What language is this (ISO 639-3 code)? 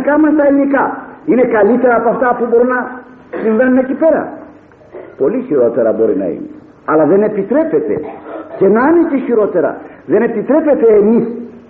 ell